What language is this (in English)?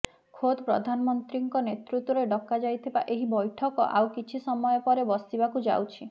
Odia